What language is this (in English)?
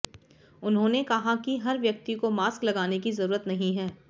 Hindi